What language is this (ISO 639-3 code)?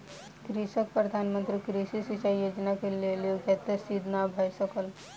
mai